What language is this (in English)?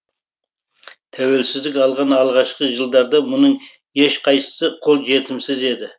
Kazakh